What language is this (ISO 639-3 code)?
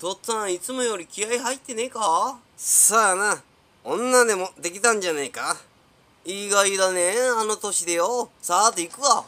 jpn